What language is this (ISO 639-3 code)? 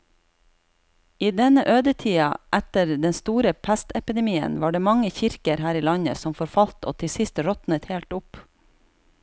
nor